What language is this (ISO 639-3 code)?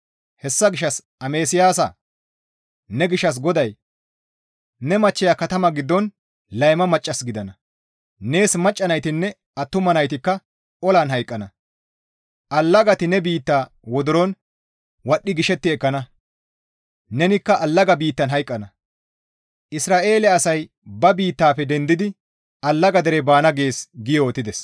gmv